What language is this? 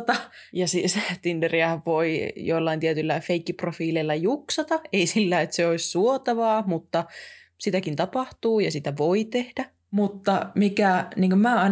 Finnish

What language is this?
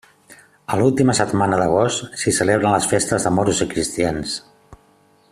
Catalan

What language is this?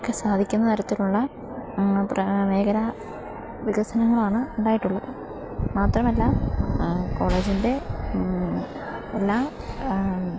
Malayalam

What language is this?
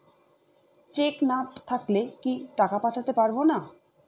Bangla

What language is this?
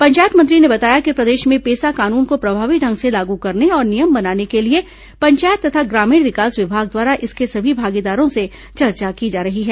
Hindi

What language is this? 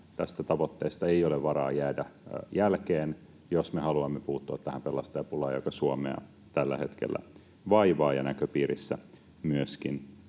Finnish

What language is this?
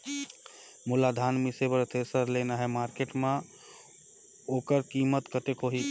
Chhattisgarhi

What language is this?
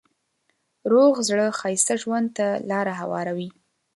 Pashto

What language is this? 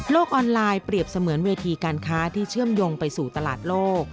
Thai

